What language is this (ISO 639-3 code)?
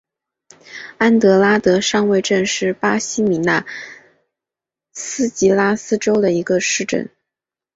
zho